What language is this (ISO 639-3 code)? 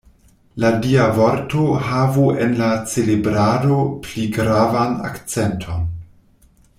epo